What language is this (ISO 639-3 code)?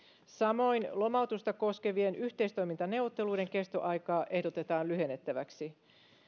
fin